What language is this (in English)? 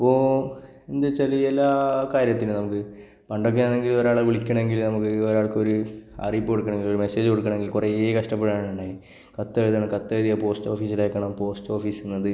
Malayalam